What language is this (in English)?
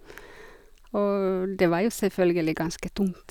Norwegian